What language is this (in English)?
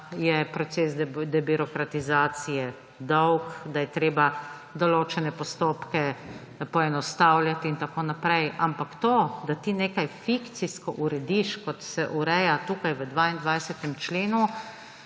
Slovenian